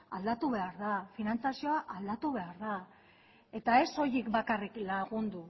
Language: Basque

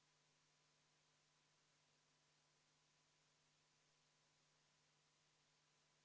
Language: Estonian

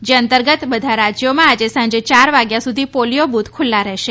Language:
Gujarati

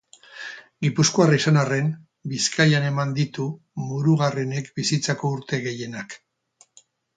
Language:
Basque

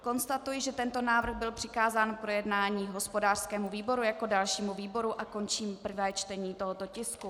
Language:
Czech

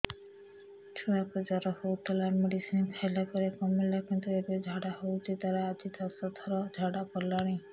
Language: Odia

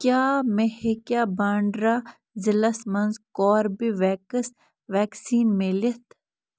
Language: Kashmiri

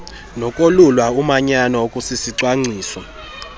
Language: Xhosa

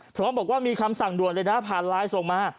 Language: Thai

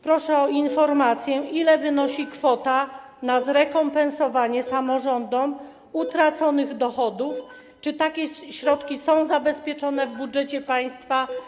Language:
Polish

